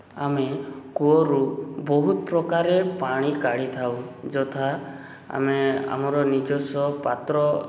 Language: Odia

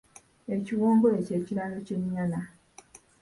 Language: Ganda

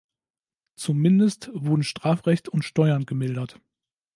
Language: German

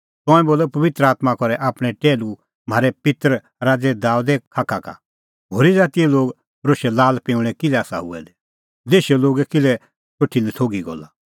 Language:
Kullu Pahari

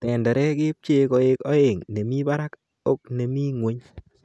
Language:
Kalenjin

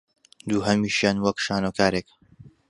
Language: Central Kurdish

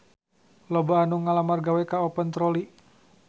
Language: Sundanese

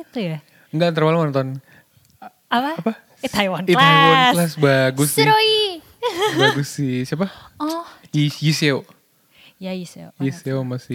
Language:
Indonesian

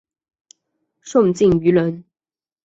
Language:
Chinese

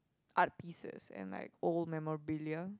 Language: English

